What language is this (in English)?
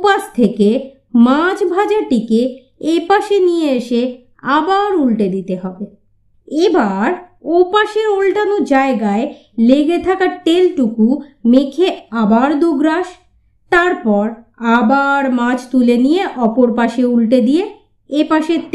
Bangla